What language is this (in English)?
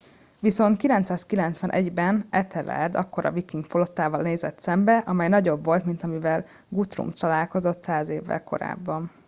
Hungarian